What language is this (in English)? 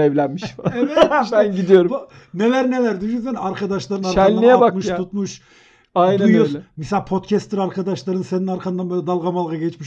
Turkish